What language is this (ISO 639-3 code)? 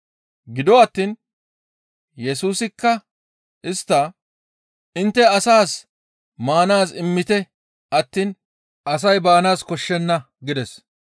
gmv